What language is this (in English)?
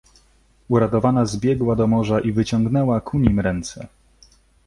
Polish